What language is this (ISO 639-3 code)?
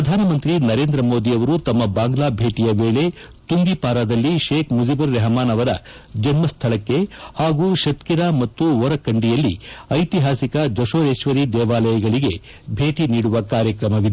kan